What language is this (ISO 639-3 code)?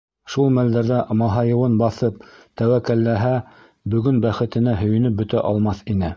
bak